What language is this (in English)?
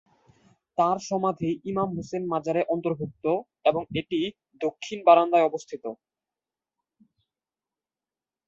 Bangla